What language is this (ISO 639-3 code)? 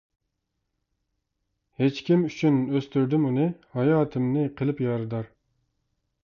uig